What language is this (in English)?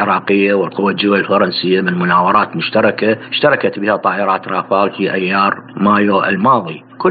Arabic